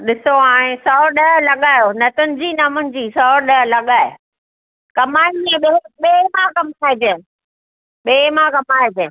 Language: Sindhi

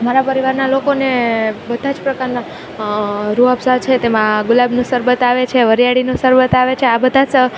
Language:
Gujarati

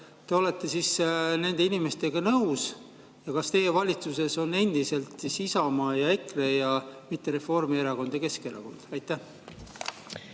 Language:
Estonian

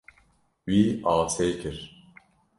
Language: Kurdish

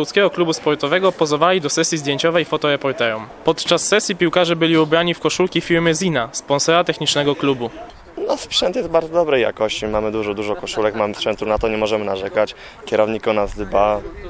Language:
Polish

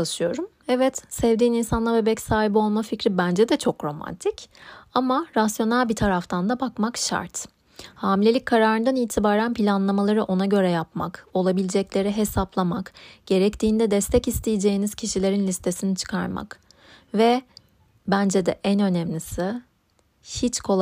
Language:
Turkish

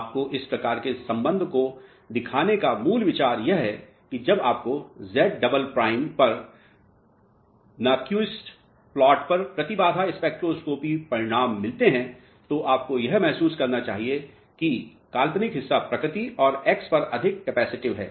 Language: Hindi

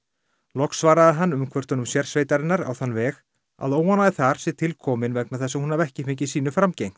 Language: Icelandic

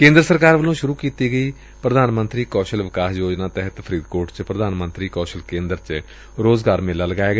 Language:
Punjabi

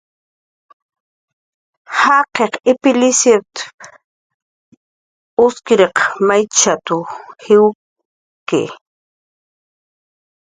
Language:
Jaqaru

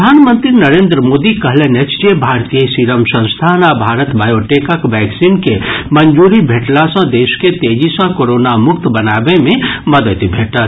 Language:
Maithili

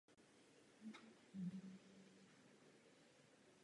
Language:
Czech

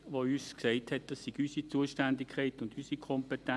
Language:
Swiss German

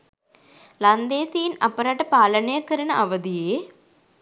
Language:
Sinhala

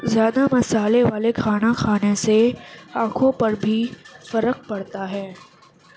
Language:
Urdu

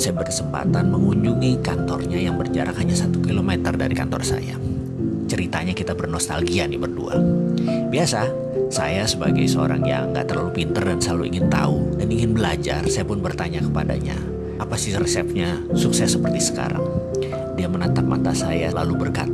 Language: Indonesian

